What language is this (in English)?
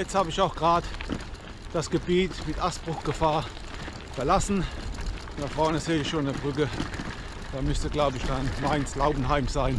German